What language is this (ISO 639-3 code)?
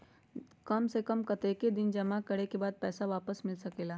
mag